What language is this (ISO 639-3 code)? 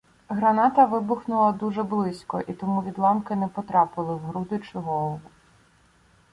ukr